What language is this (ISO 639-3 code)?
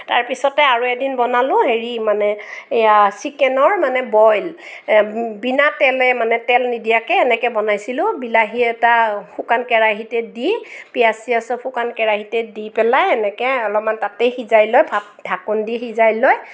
asm